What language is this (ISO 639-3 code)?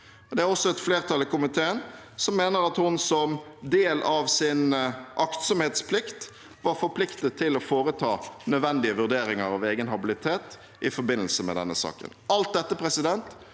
nor